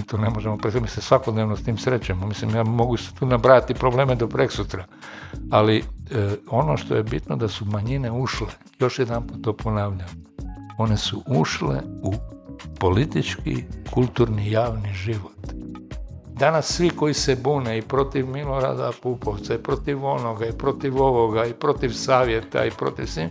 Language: Croatian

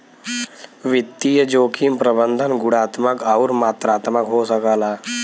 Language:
Bhojpuri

